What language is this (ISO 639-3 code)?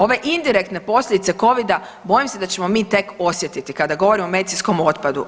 hrv